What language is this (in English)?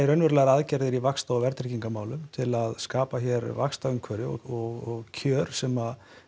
Icelandic